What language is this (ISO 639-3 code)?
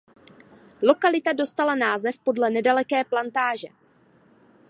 ces